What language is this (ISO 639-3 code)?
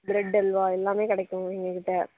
tam